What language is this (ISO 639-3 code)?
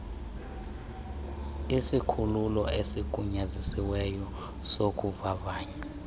xho